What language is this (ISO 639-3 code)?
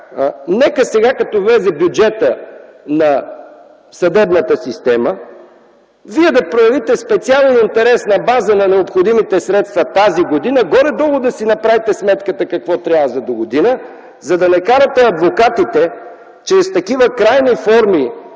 bul